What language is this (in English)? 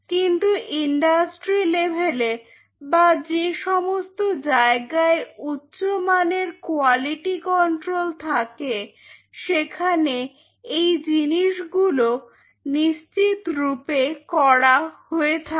Bangla